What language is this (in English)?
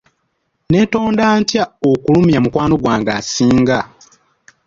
Ganda